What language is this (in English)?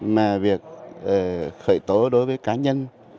Vietnamese